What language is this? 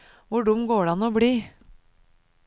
Norwegian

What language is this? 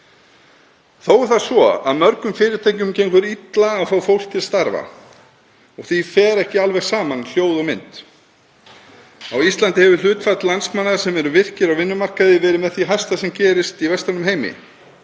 Icelandic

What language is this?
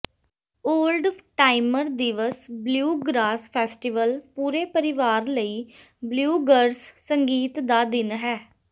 Punjabi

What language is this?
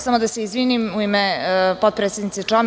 Serbian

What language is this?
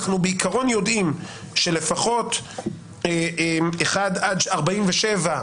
Hebrew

